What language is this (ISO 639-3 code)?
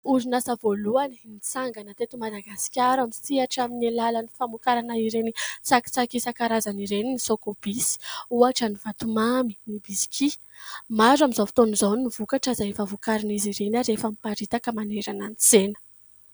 mlg